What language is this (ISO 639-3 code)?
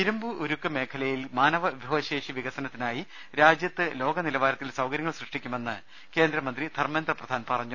mal